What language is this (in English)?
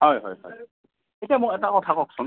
Assamese